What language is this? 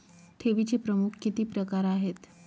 Marathi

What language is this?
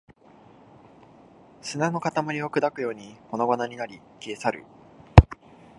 Japanese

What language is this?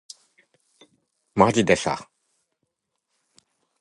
Japanese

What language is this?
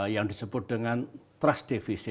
Indonesian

